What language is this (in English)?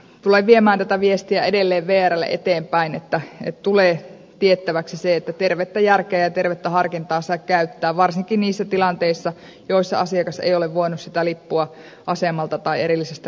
Finnish